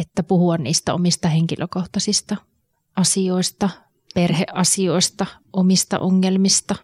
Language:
Finnish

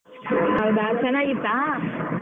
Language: Kannada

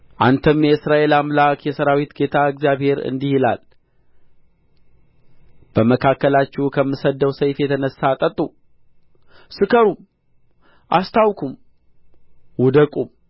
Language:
Amharic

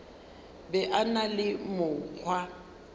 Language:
Northern Sotho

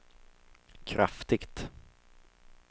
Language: Swedish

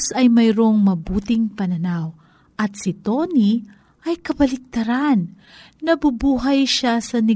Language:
Filipino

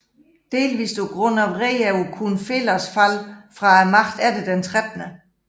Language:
Danish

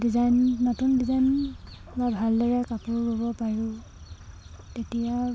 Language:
Assamese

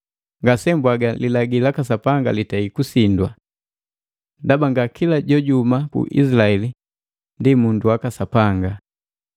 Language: Matengo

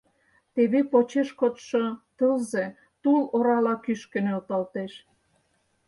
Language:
Mari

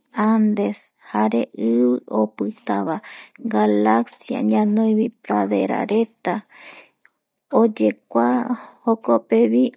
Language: Eastern Bolivian Guaraní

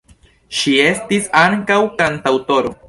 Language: Esperanto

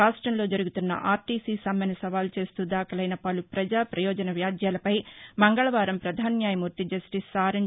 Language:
Telugu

